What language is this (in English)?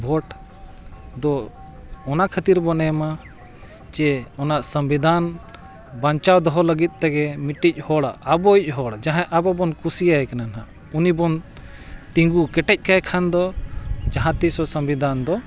Santali